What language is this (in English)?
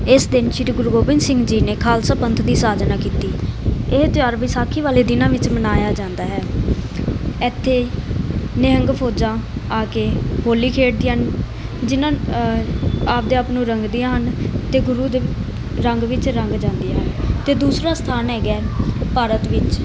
Punjabi